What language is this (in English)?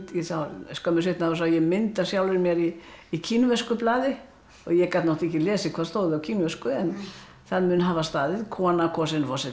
Icelandic